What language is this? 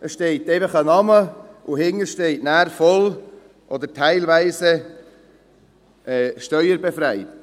Swiss German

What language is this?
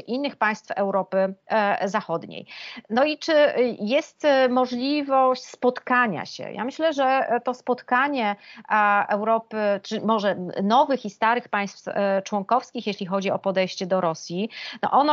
Polish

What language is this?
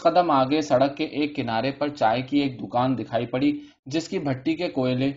Urdu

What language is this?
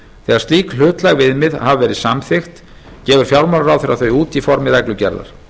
Icelandic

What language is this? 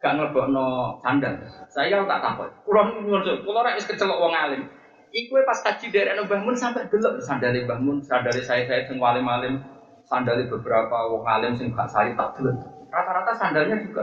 Malay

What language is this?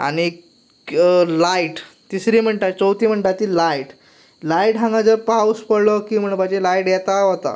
Konkani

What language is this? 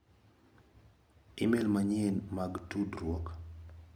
Luo (Kenya and Tanzania)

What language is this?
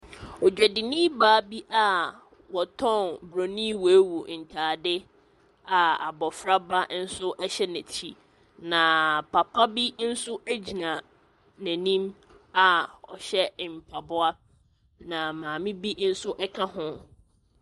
Akan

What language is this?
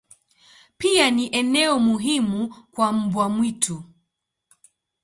Swahili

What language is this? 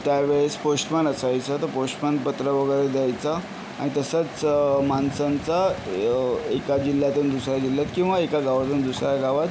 Marathi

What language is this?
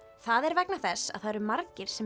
Icelandic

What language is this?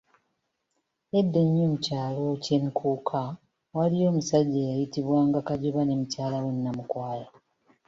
Ganda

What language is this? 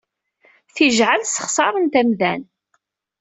Kabyle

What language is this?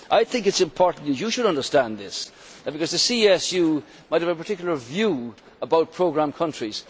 English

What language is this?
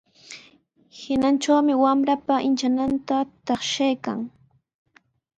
Sihuas Ancash Quechua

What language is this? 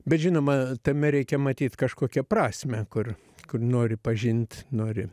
Lithuanian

